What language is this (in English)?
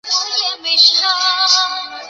Chinese